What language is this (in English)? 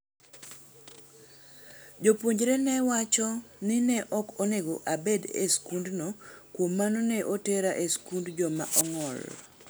Luo (Kenya and Tanzania)